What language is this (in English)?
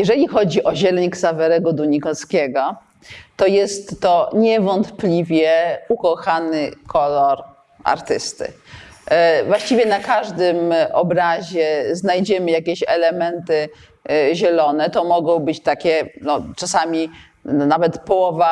Polish